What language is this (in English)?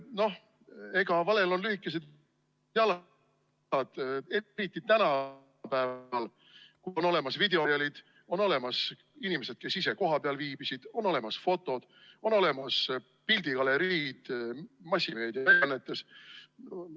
Estonian